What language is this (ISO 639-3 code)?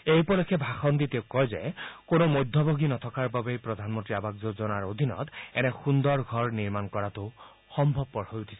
asm